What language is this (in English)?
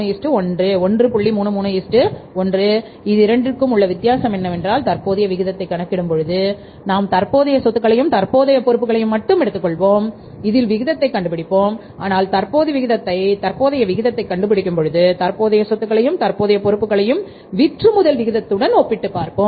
Tamil